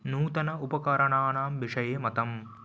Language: Sanskrit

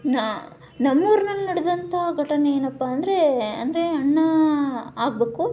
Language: Kannada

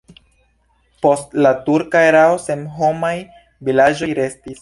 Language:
Esperanto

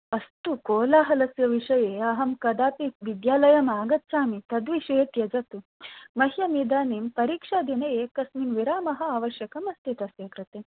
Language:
Sanskrit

